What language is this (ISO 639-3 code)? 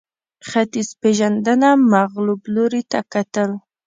pus